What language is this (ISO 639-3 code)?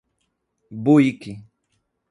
por